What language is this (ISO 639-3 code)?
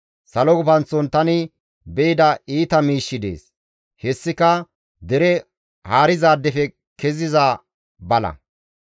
gmv